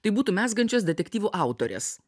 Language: Lithuanian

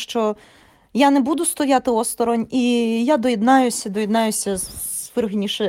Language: Ukrainian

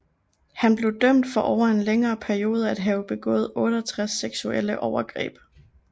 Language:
Danish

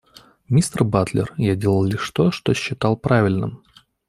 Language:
Russian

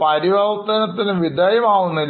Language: Malayalam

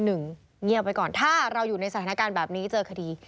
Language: Thai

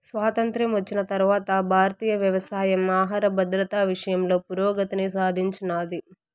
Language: Telugu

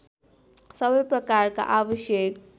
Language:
Nepali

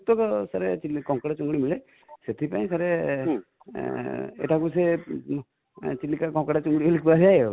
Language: Odia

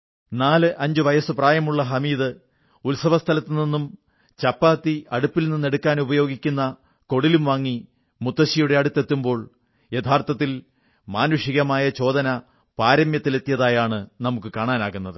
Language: Malayalam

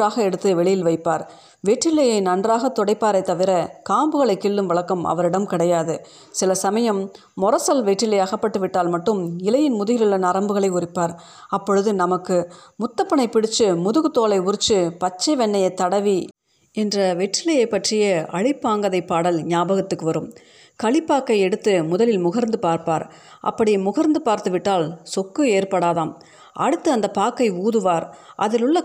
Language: Tamil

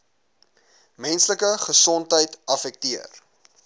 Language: Afrikaans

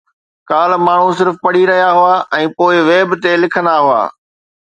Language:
Sindhi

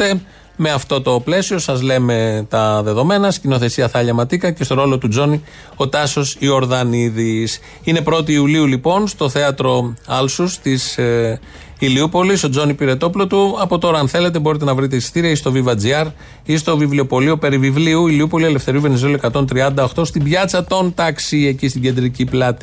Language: Greek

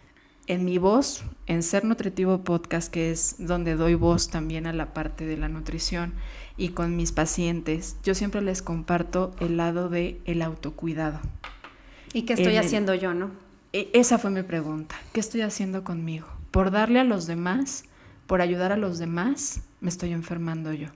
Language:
Spanish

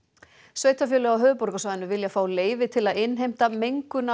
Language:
Icelandic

